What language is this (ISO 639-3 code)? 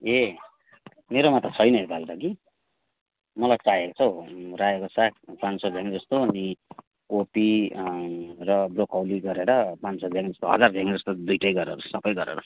nep